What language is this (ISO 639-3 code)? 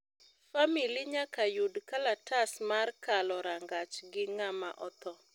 luo